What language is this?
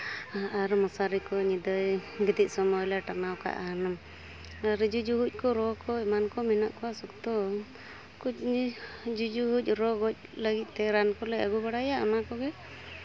Santali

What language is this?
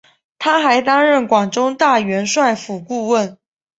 Chinese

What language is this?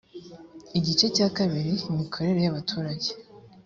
Kinyarwanda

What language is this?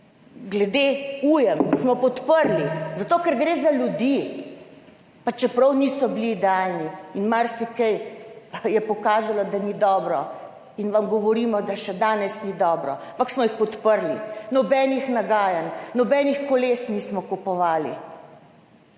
Slovenian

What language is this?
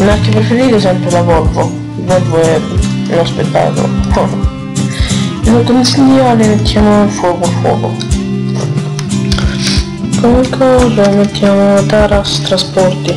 Italian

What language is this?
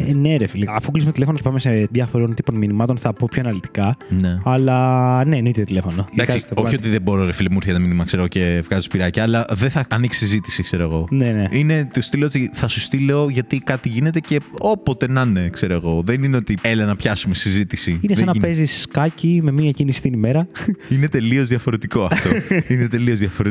Greek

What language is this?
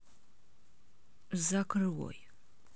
Russian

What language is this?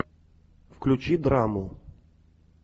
Russian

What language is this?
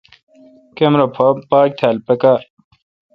Kalkoti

